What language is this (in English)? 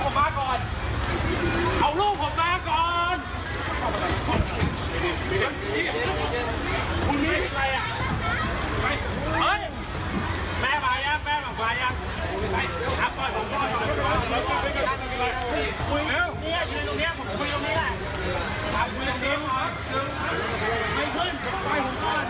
Thai